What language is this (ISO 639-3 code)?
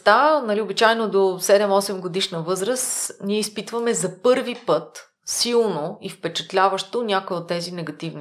bul